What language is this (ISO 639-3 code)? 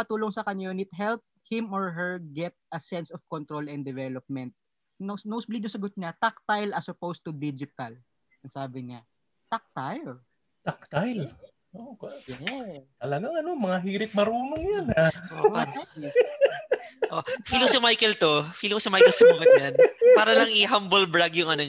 fil